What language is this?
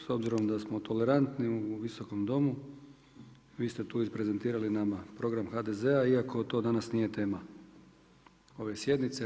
Croatian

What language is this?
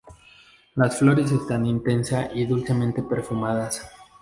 Spanish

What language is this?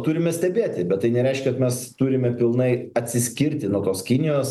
Lithuanian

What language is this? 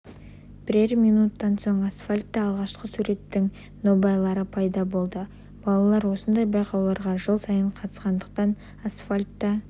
Kazakh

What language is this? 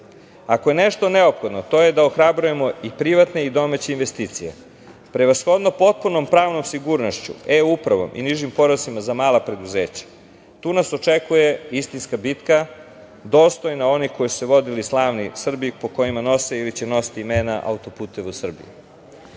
Serbian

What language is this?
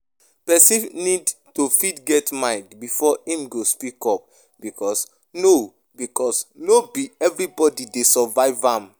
Nigerian Pidgin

